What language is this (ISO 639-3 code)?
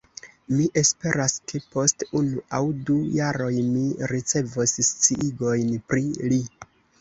epo